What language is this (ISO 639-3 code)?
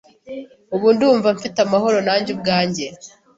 kin